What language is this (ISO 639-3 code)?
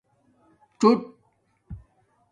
dmk